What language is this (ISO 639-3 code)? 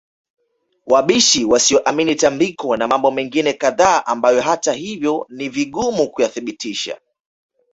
swa